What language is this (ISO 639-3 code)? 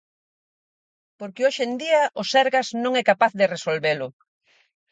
glg